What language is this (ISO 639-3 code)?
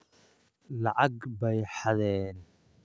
som